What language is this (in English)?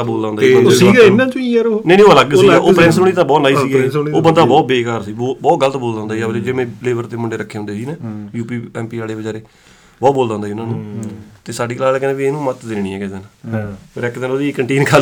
Punjabi